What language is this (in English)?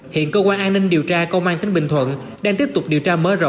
Vietnamese